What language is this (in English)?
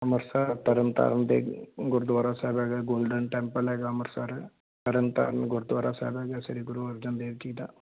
Punjabi